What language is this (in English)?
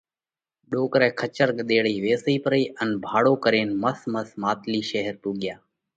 Parkari Koli